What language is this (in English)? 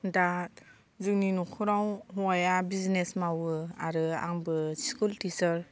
Bodo